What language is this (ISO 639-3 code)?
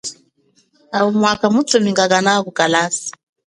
cjk